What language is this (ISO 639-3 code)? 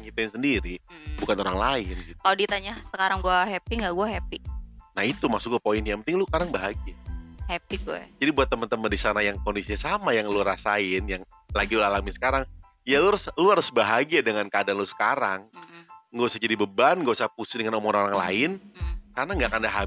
ind